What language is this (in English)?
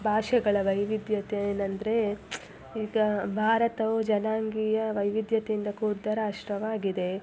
Kannada